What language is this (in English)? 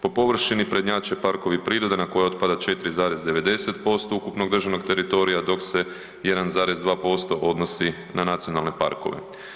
Croatian